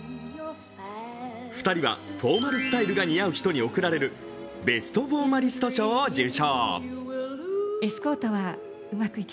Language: Japanese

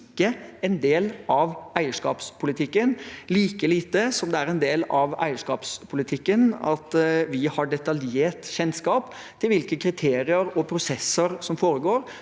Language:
Norwegian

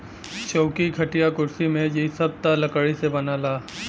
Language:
Bhojpuri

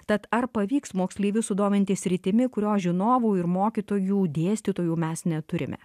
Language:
Lithuanian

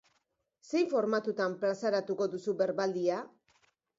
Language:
Basque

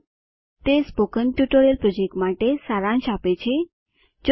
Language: Gujarati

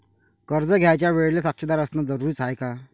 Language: Marathi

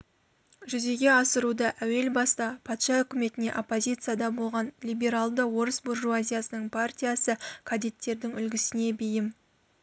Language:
Kazakh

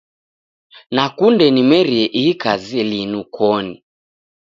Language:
Taita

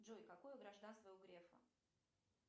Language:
Russian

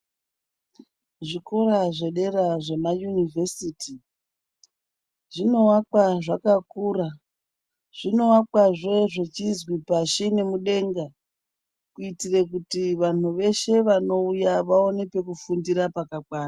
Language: Ndau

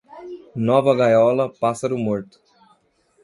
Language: Portuguese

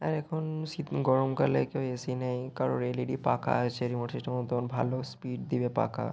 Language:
Bangla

